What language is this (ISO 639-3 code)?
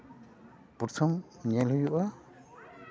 sat